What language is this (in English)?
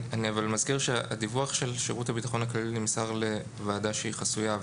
Hebrew